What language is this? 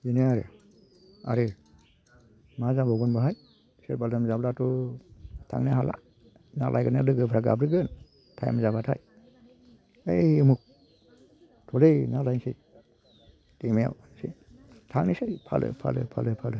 Bodo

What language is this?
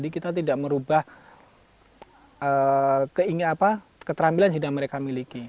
Indonesian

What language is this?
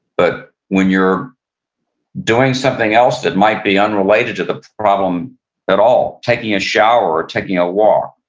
English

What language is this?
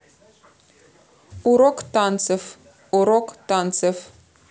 Russian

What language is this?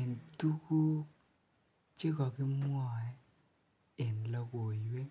Kalenjin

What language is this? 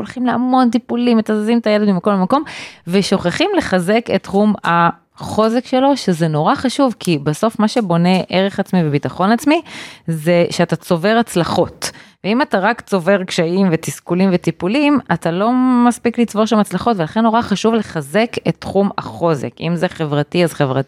Hebrew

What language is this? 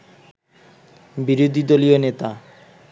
Bangla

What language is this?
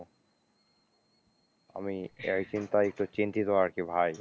Bangla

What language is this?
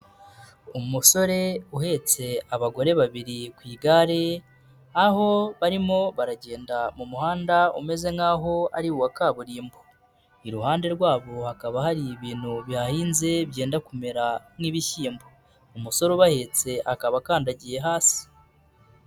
Kinyarwanda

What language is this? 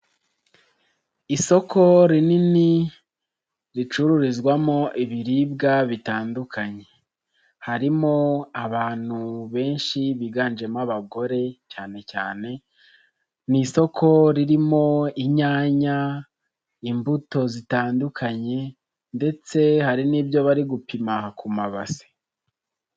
Kinyarwanda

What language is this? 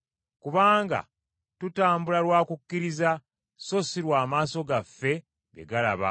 Ganda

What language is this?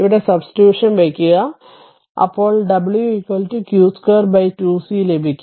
Malayalam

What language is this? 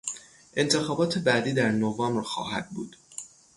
Persian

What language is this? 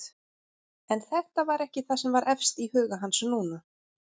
Icelandic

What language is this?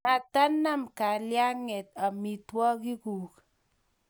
Kalenjin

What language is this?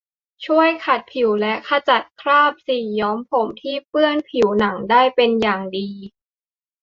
Thai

